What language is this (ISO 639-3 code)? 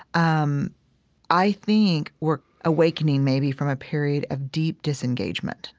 eng